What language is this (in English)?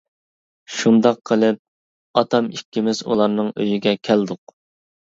Uyghur